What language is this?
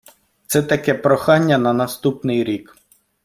Ukrainian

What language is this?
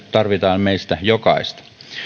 Finnish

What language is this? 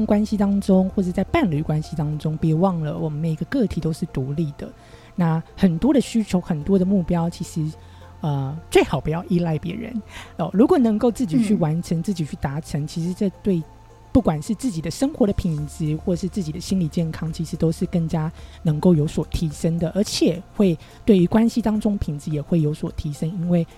Chinese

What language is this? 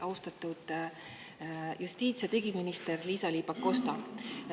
Estonian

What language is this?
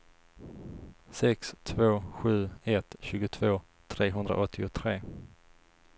Swedish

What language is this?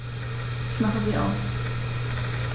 German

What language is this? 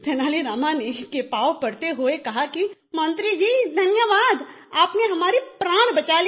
Hindi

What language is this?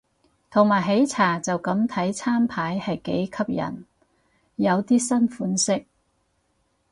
Cantonese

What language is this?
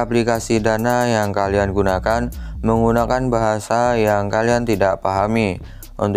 Indonesian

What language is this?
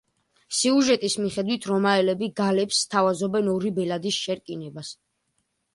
Georgian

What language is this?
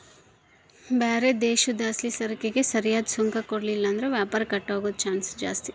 Kannada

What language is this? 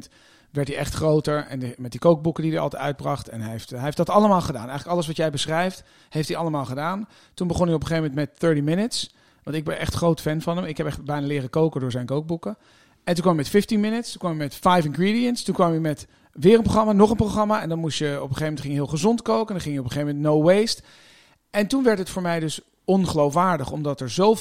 Dutch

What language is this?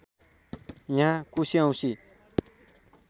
Nepali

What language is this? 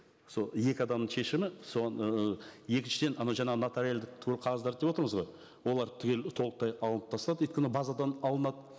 Kazakh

